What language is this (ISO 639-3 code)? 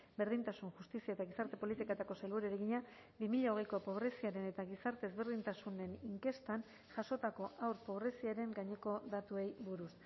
eus